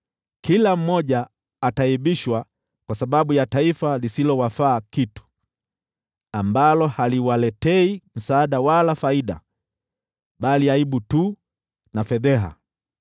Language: Swahili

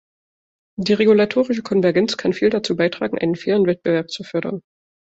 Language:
German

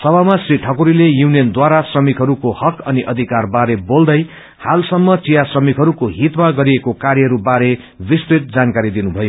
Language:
Nepali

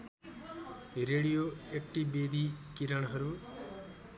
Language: Nepali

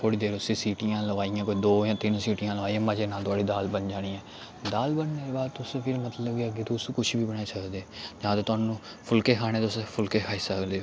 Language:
Dogri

